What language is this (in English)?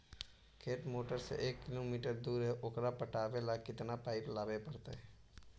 Magahi